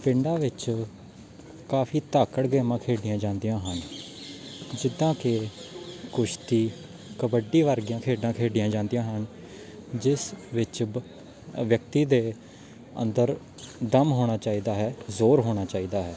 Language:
Punjabi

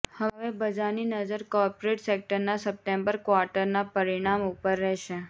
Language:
Gujarati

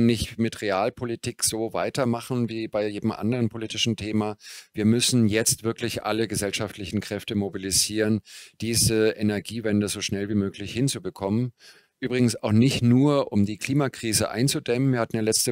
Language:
German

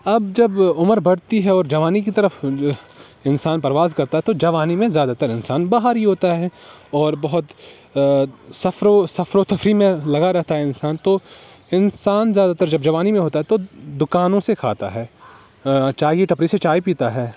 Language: Urdu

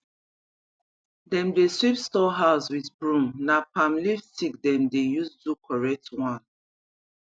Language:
Nigerian Pidgin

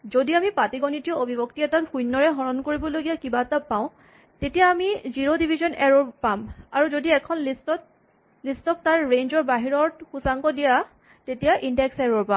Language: Assamese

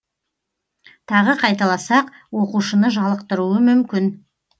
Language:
Kazakh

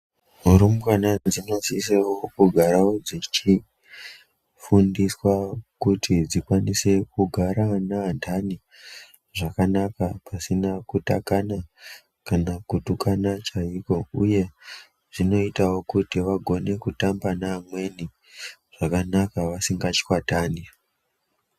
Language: Ndau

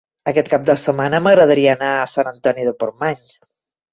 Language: Catalan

